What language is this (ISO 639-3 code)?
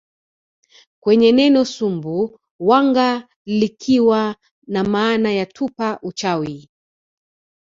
swa